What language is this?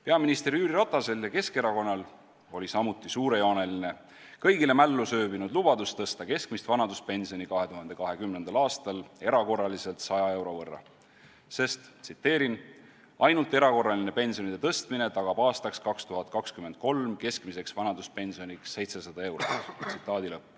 Estonian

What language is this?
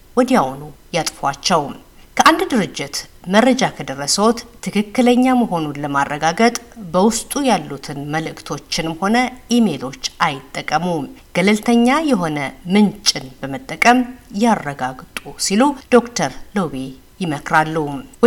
Amharic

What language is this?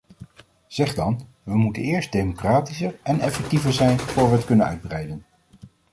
Dutch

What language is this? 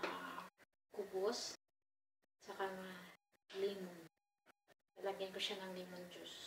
Filipino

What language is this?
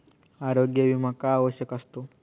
Marathi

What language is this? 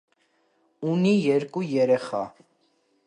Armenian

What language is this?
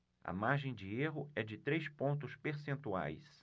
Portuguese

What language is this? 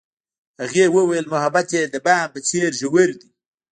Pashto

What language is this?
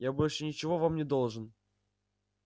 Russian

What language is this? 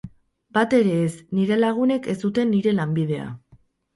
Basque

